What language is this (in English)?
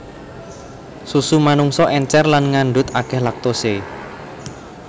Javanese